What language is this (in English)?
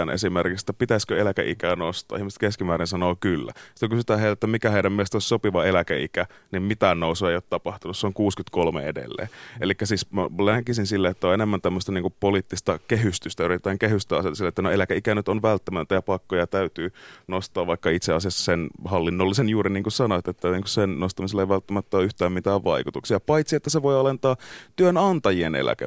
Finnish